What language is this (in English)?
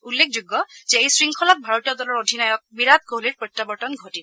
Assamese